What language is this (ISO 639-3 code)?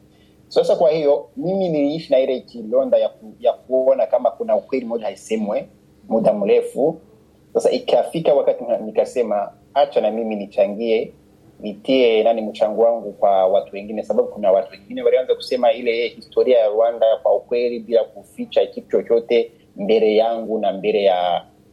swa